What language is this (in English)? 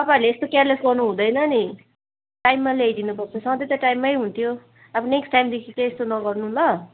Nepali